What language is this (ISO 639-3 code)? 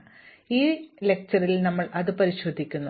mal